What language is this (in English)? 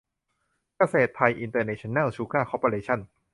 Thai